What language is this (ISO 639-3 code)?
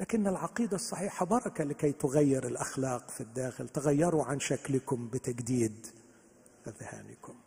ara